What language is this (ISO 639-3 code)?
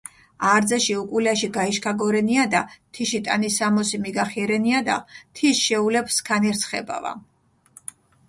xmf